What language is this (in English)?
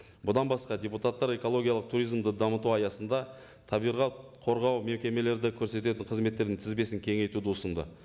Kazakh